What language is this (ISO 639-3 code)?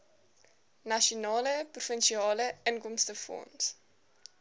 afr